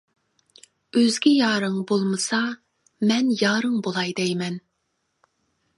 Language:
Uyghur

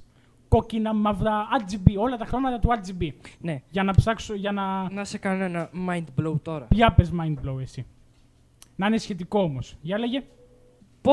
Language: Greek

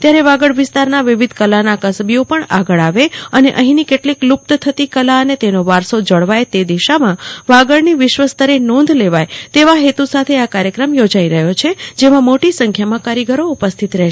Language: Gujarati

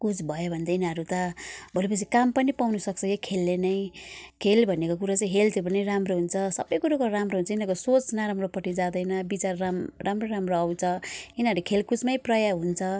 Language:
Nepali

